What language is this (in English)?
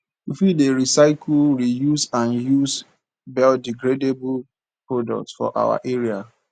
Nigerian Pidgin